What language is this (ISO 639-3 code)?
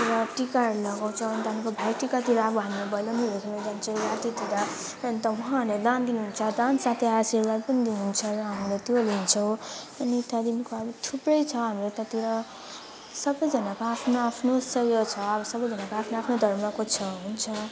nep